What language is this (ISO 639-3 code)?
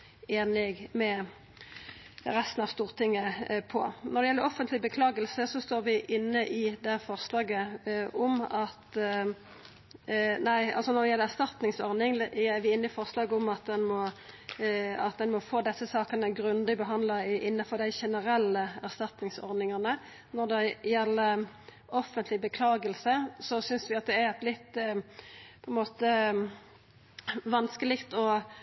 nno